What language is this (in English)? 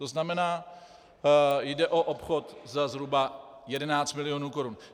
Czech